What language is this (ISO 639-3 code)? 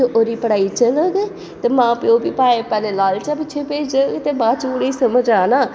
doi